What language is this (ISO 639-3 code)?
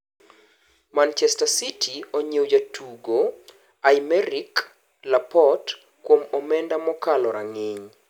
luo